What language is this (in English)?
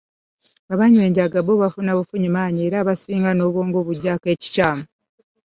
Ganda